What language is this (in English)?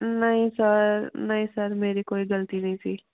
Punjabi